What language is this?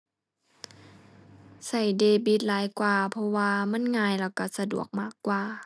Thai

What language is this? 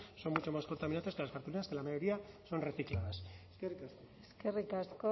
Spanish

